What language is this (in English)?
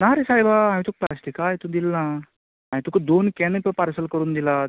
Konkani